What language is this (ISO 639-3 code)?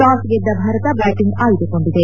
kan